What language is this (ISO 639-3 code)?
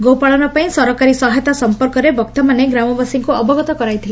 ori